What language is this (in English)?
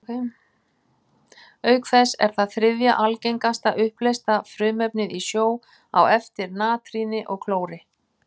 Icelandic